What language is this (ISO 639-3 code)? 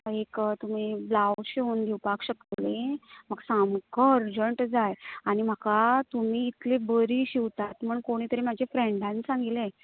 kok